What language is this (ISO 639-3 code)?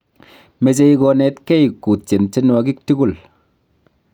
kln